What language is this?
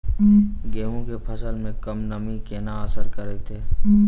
Maithili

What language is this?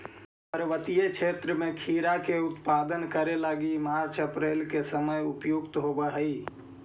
Magahi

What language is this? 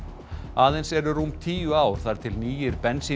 Icelandic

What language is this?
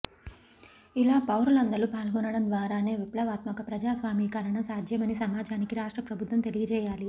Telugu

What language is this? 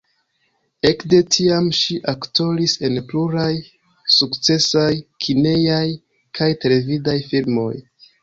Esperanto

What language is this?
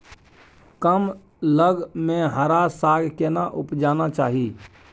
Maithili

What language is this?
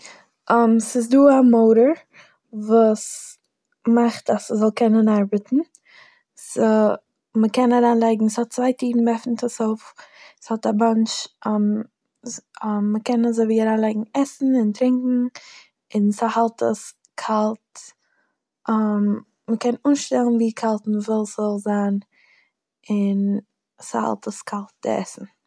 Yiddish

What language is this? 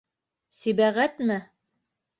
Bashkir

